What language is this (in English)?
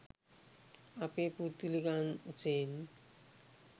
Sinhala